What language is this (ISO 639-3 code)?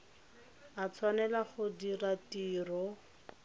tsn